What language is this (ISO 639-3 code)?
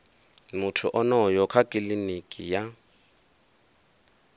ven